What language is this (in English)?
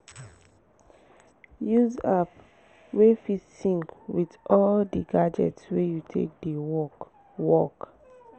Nigerian Pidgin